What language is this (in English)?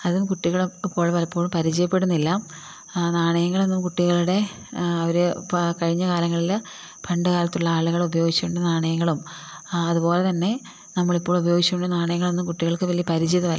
Malayalam